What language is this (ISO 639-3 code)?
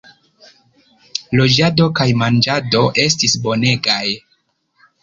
epo